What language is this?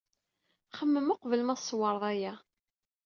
Kabyle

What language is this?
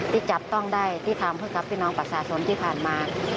Thai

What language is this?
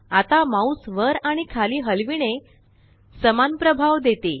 Marathi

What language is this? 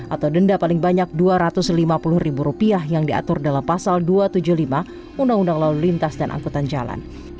Indonesian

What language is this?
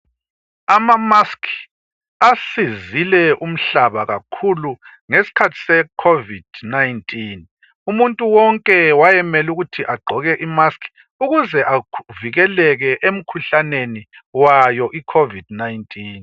North Ndebele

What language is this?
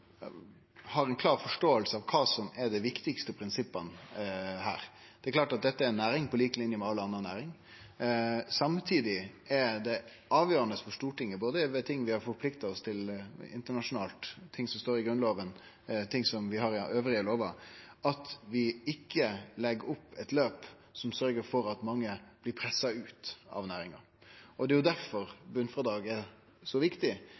Norwegian Nynorsk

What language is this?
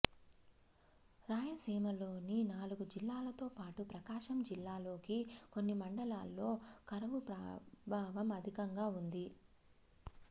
Telugu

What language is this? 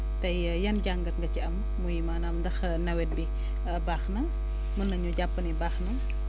Wolof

